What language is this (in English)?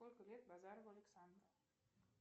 Russian